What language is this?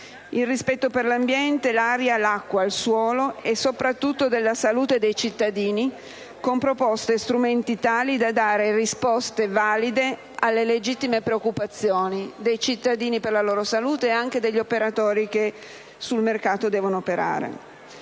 Italian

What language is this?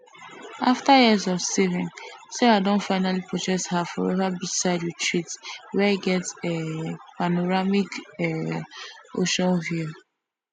Nigerian Pidgin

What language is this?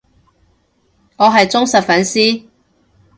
Cantonese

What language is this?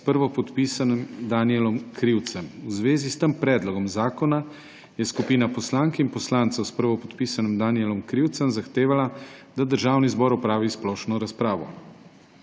Slovenian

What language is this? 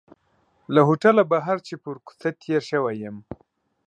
Pashto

